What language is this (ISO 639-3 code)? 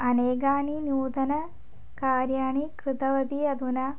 san